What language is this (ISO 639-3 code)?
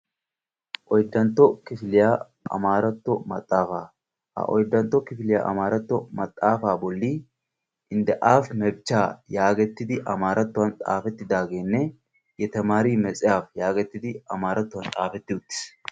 wal